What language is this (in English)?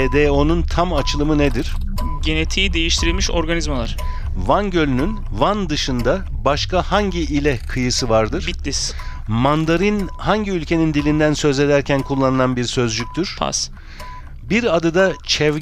Turkish